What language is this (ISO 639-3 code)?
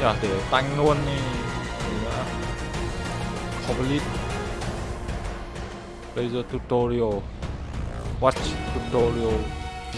vie